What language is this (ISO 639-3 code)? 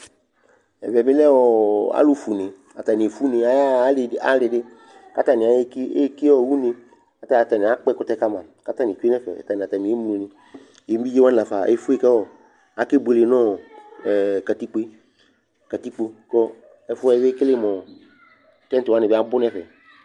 kpo